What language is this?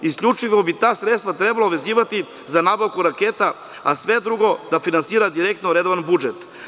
Serbian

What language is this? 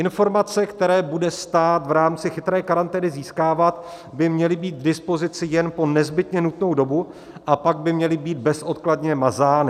Czech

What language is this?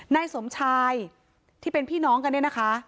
Thai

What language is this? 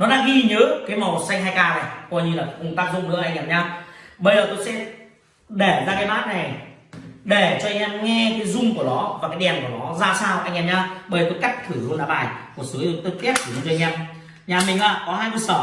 Vietnamese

